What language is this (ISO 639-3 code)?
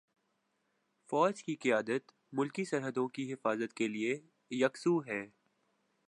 urd